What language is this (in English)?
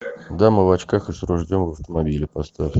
Russian